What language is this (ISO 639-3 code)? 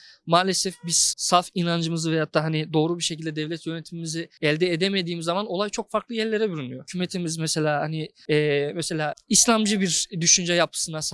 tur